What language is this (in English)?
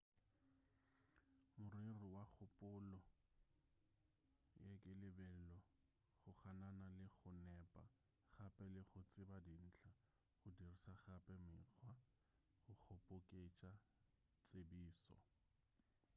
Northern Sotho